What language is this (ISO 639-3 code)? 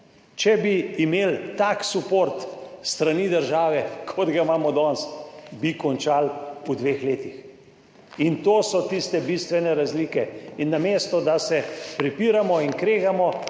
slv